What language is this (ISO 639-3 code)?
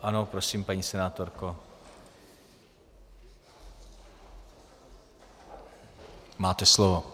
ces